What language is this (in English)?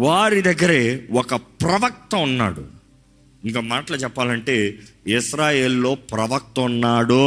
Telugu